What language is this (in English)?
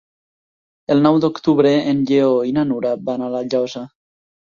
Catalan